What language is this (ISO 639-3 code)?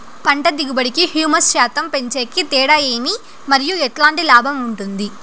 tel